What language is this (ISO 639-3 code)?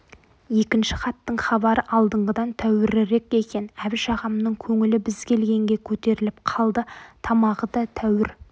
kaz